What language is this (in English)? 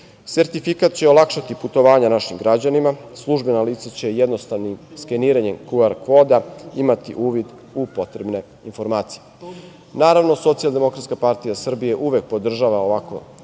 Serbian